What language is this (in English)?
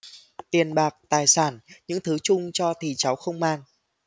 Vietnamese